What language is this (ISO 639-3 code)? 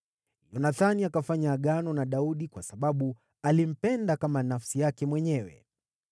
swa